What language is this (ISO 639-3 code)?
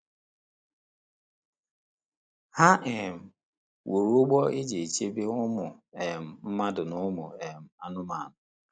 ibo